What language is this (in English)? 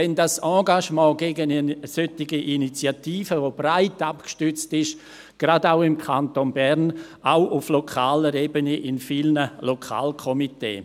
Swiss German